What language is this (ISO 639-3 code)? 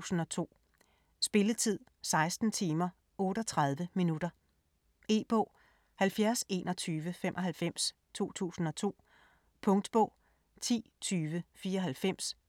dan